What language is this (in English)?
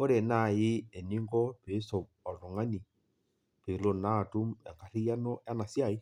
Masai